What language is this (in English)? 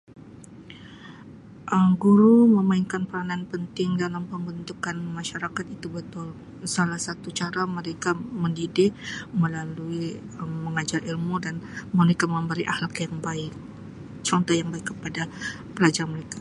Sabah Malay